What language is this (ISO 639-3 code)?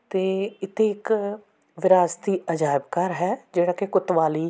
pan